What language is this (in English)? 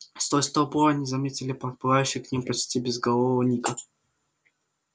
Russian